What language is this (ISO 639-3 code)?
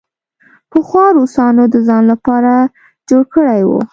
pus